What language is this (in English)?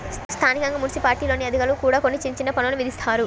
Telugu